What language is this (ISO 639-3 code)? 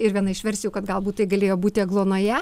lit